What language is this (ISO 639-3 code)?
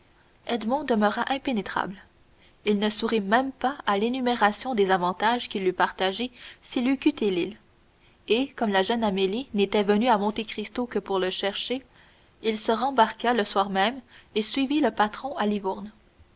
fra